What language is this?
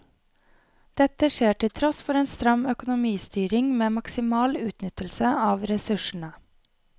Norwegian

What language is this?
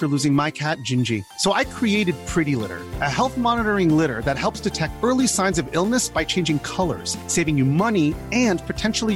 Urdu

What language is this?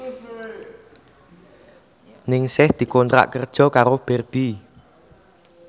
Javanese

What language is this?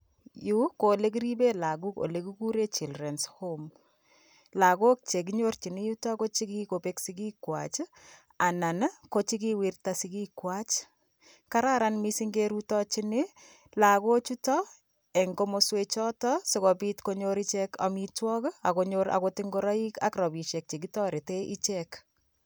Kalenjin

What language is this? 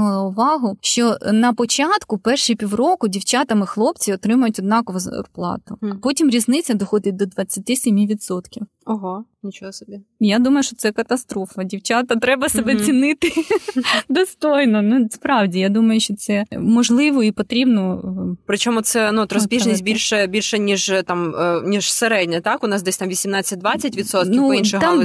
Ukrainian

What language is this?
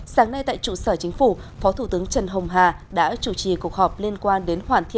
Vietnamese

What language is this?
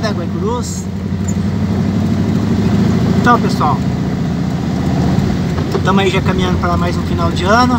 Portuguese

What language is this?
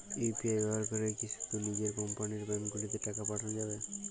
Bangla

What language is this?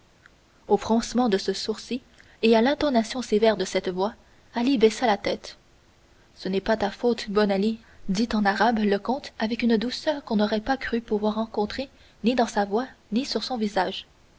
French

